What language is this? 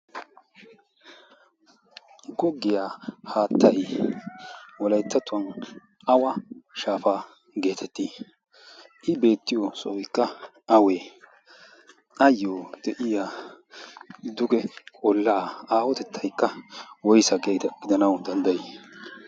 Wolaytta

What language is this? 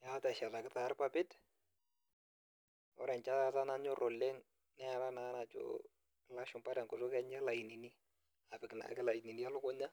Masai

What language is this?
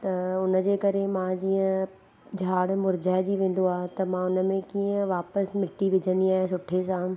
Sindhi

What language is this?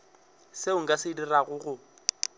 Northern Sotho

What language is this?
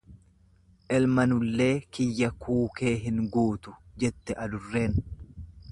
Oromo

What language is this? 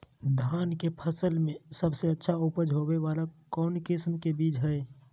Magahi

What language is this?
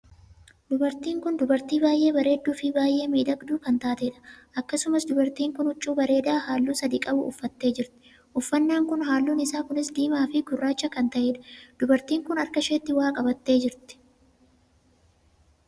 Oromo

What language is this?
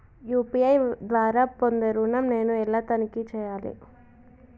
Telugu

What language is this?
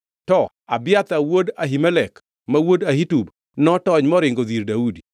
Luo (Kenya and Tanzania)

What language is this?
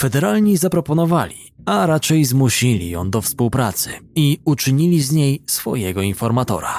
Polish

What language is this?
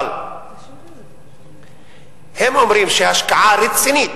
Hebrew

